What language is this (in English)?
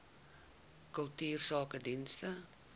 Afrikaans